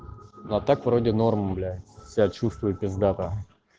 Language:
Russian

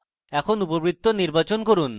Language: Bangla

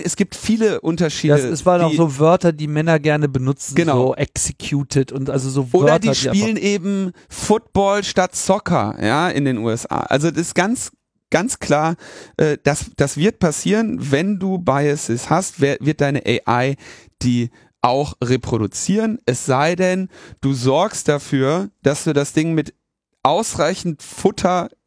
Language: German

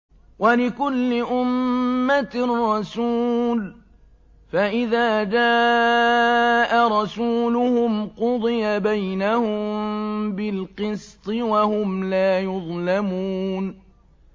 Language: Arabic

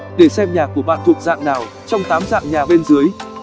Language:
Vietnamese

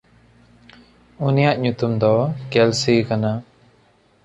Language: Santali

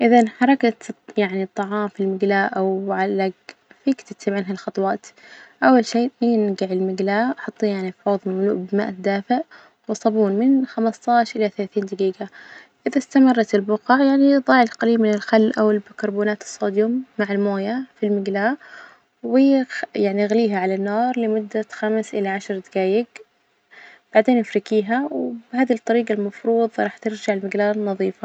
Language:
Najdi Arabic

